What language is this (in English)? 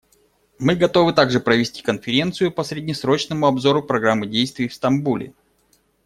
Russian